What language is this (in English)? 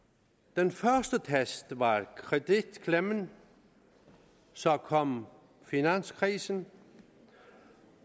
Danish